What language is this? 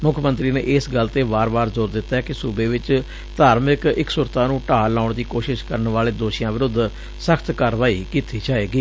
Punjabi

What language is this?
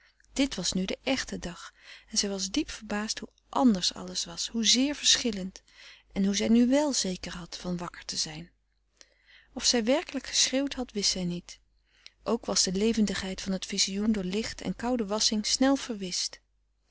Dutch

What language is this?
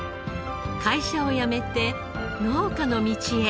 Japanese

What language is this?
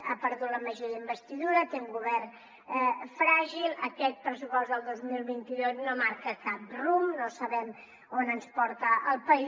Catalan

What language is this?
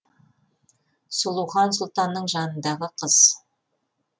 Kazakh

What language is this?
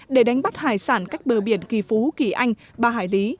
Vietnamese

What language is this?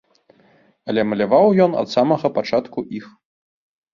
Belarusian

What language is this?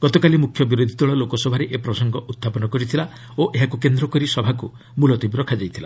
Odia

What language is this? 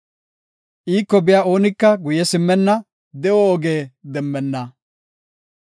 Gofa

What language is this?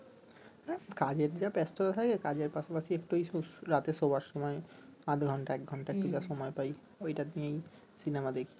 Bangla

